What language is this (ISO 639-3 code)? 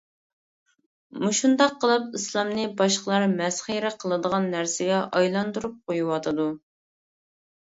uig